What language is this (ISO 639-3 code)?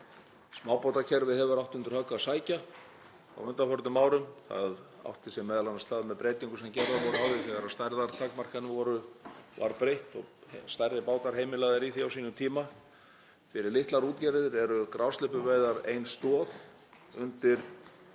isl